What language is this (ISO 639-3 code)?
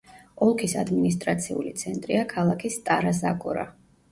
kat